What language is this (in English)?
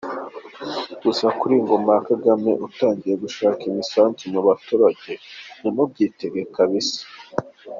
Kinyarwanda